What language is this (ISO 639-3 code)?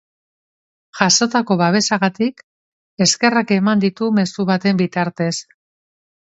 eus